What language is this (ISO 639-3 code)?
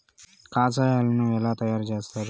tel